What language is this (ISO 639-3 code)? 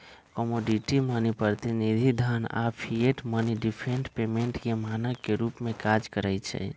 mag